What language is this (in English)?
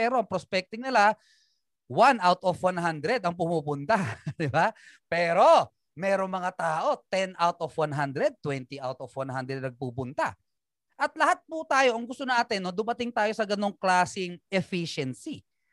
Filipino